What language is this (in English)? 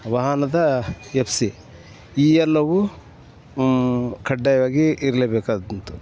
Kannada